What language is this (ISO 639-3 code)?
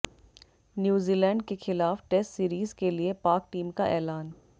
hin